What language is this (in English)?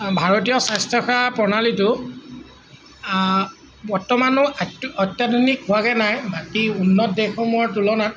Assamese